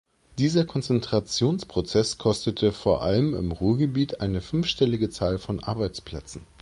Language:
German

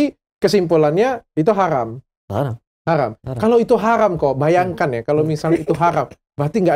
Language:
Indonesian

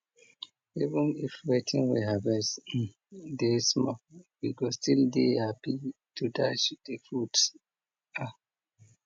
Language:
Nigerian Pidgin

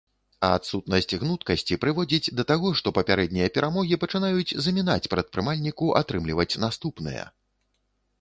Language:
Belarusian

